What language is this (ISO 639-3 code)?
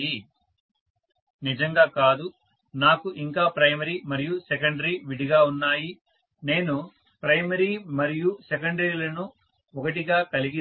tel